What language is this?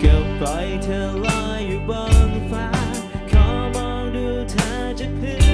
Thai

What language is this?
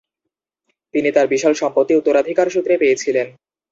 Bangla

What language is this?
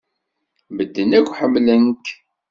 Kabyle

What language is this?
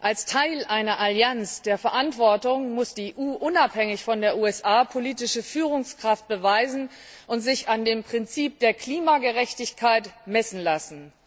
German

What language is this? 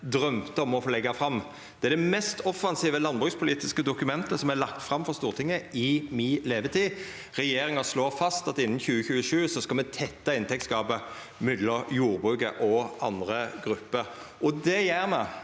Norwegian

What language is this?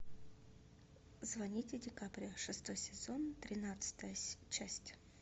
Russian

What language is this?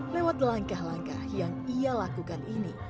Indonesian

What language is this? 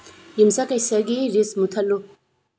Manipuri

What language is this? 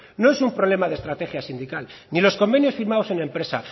Spanish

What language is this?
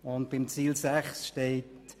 Swiss German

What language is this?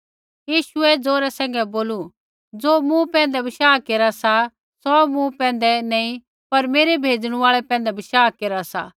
Kullu Pahari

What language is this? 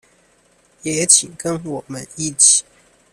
Chinese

